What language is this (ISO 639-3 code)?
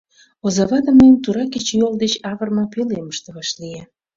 chm